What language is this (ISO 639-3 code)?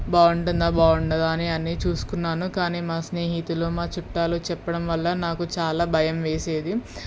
tel